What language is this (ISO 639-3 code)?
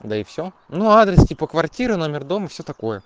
rus